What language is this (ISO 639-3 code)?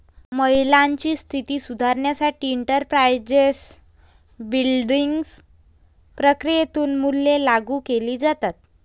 mar